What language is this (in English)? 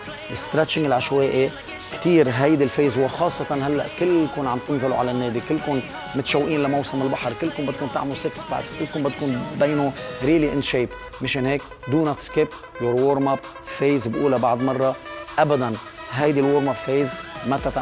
Arabic